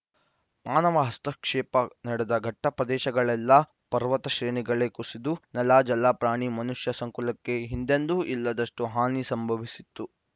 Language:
Kannada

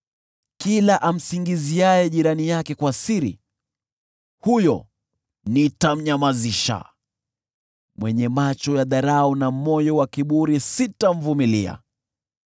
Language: Swahili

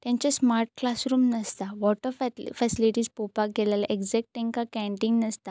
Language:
Konkani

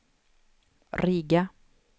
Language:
Swedish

